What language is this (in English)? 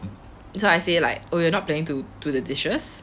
English